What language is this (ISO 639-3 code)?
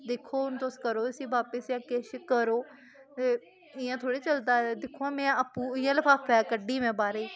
doi